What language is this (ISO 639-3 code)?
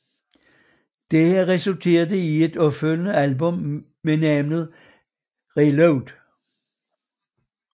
dan